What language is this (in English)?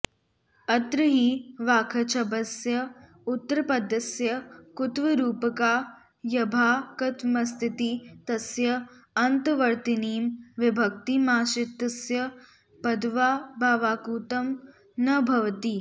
Sanskrit